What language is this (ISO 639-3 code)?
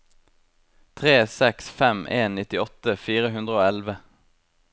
nor